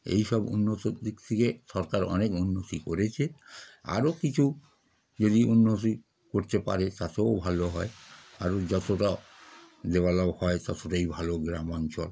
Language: Bangla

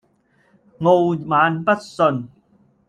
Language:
Cantonese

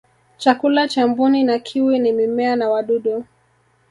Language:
Swahili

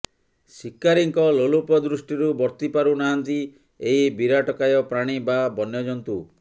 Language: Odia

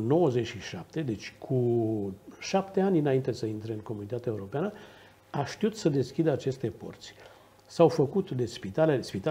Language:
Romanian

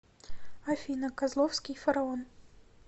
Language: Russian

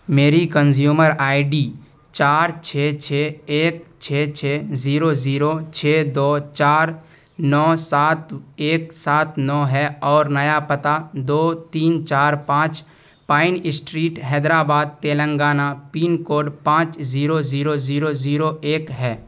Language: Urdu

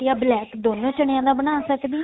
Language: Punjabi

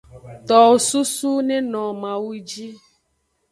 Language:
Aja (Benin)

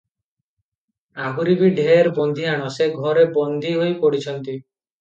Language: Odia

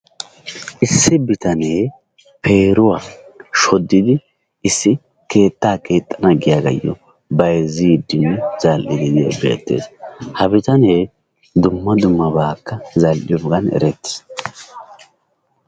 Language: Wolaytta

